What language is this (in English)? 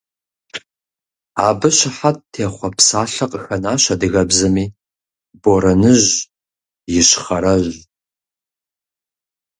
Kabardian